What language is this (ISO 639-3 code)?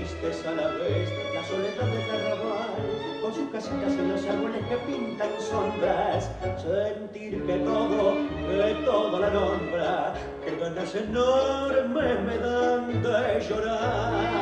ita